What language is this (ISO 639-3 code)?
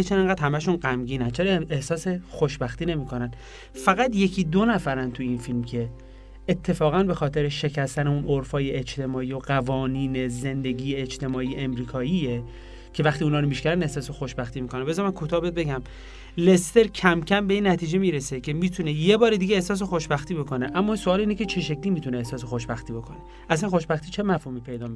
fas